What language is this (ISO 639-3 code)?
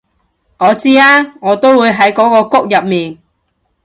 yue